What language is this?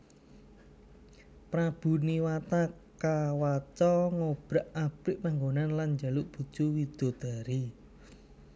Javanese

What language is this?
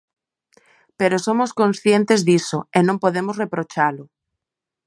Galician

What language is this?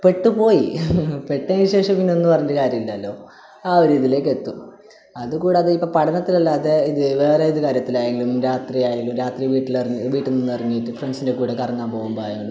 Malayalam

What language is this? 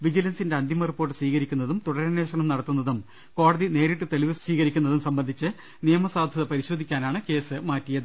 Malayalam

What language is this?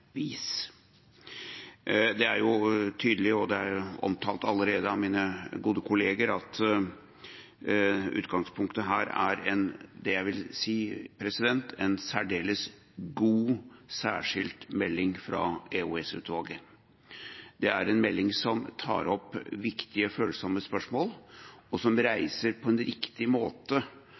Norwegian Bokmål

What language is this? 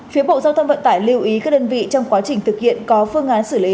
Vietnamese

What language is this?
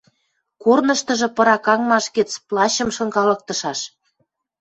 Western Mari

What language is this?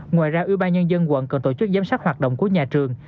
Vietnamese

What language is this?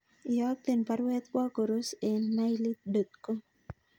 Kalenjin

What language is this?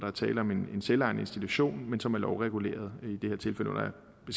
Danish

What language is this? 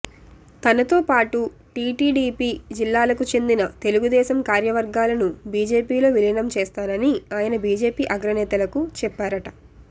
Telugu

